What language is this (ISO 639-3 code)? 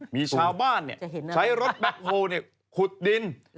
tha